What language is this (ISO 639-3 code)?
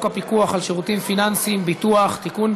heb